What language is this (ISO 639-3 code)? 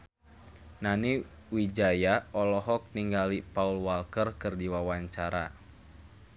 sun